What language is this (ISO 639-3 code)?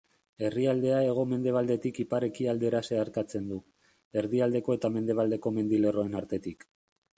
eus